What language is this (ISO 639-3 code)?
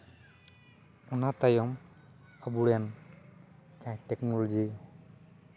sat